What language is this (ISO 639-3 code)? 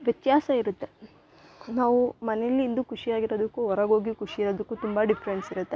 kan